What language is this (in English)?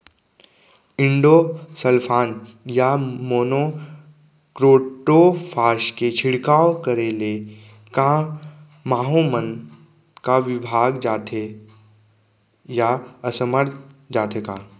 Chhattisgarhi